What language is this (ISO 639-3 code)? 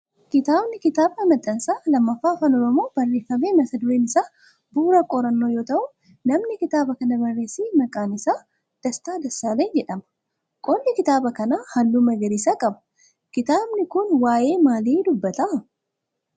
orm